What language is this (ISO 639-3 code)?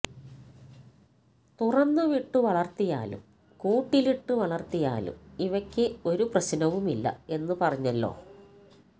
mal